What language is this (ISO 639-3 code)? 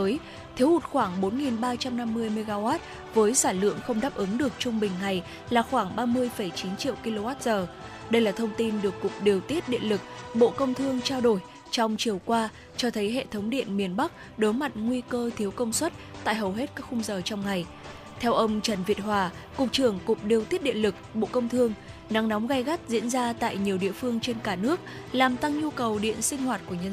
vie